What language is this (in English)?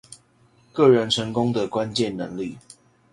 Chinese